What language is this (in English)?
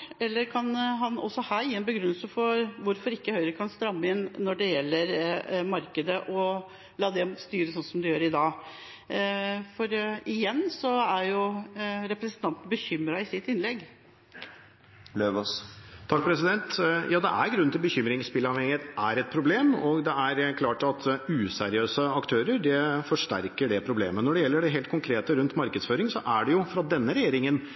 Norwegian Bokmål